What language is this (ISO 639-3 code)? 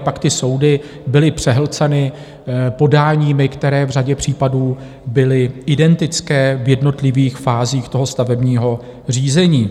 ces